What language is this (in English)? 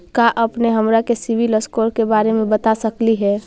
Magahi